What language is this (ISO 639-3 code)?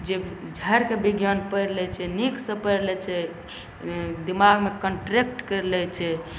mai